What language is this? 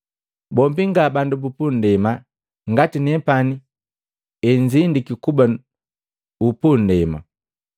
Matengo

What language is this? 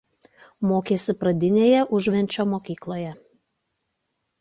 Lithuanian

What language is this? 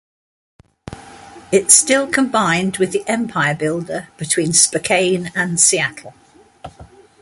English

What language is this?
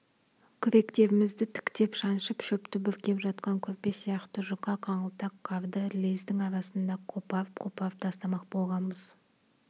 Kazakh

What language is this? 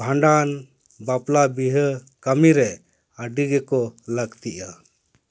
Santali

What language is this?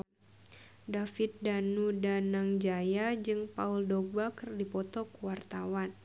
Sundanese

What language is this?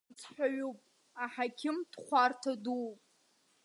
Abkhazian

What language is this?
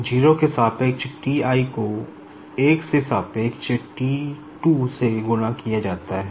Hindi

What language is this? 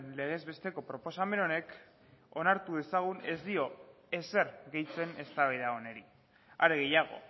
Basque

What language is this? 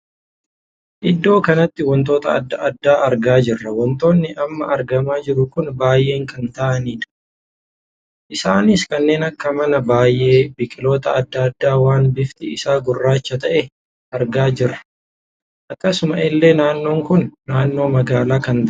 Oromo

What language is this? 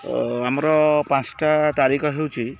Odia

